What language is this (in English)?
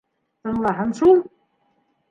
Bashkir